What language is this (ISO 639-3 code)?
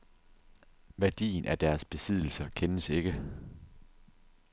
dan